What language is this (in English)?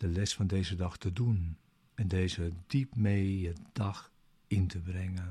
Dutch